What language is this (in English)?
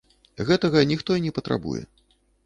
Belarusian